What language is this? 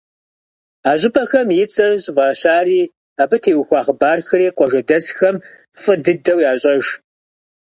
Kabardian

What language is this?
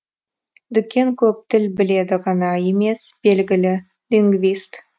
Kazakh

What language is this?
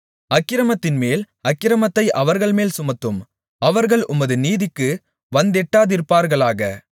Tamil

